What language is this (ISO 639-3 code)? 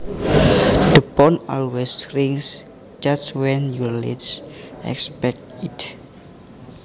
jav